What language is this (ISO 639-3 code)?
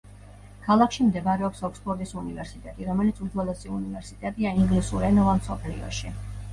kat